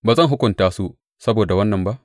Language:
Hausa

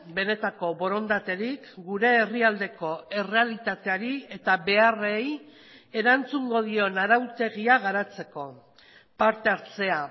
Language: Basque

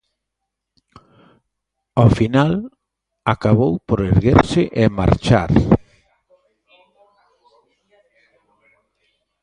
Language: Galician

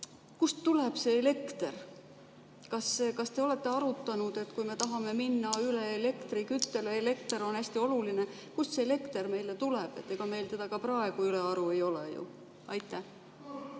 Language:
Estonian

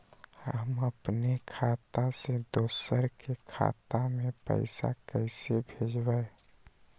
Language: Magahi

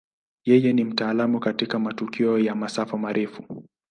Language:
Swahili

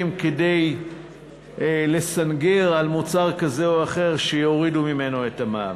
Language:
Hebrew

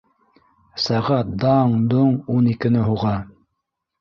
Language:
Bashkir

